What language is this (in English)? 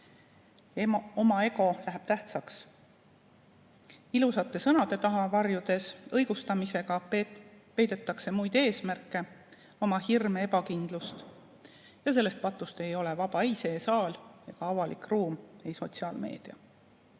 Estonian